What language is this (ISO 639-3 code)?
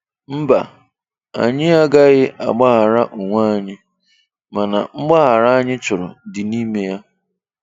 ibo